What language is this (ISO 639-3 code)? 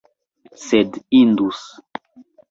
epo